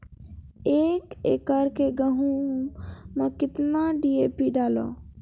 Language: Maithili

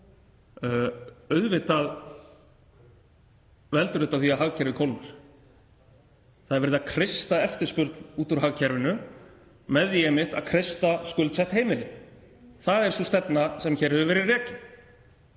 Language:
Icelandic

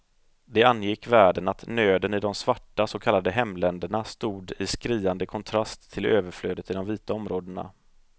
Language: Swedish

